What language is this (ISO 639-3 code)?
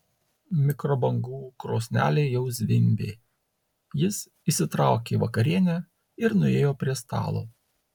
lit